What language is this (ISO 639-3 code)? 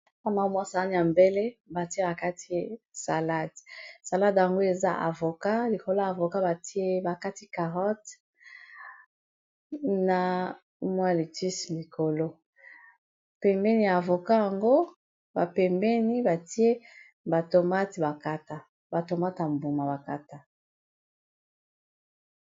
lin